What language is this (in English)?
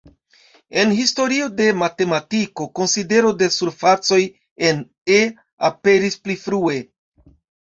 Esperanto